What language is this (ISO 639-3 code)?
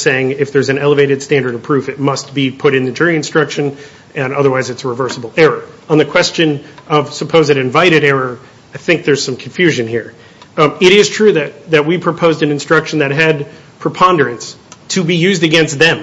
eng